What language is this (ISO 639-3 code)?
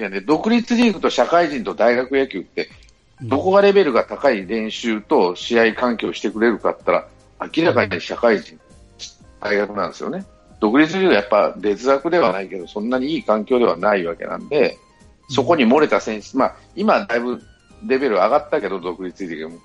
jpn